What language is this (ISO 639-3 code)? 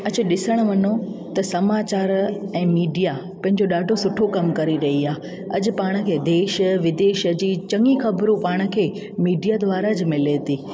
snd